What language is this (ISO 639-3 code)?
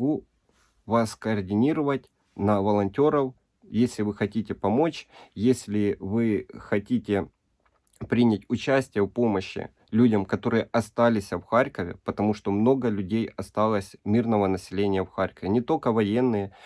rus